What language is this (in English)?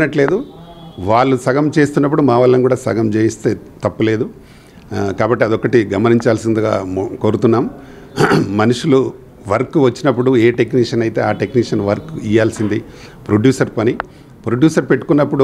Telugu